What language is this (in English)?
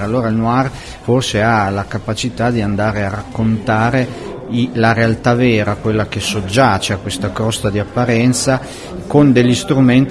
Italian